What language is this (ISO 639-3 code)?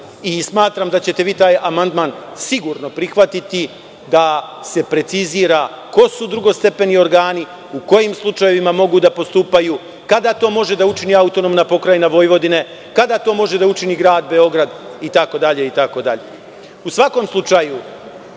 srp